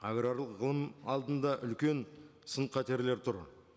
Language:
Kazakh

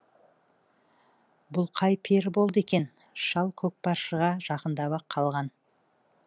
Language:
Kazakh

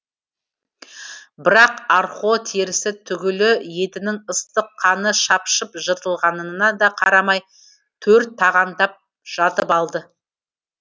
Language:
Kazakh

